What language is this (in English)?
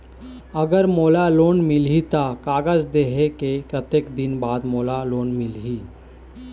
Chhattisgarhi